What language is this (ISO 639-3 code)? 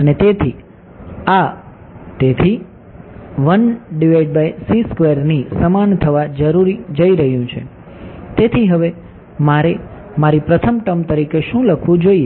guj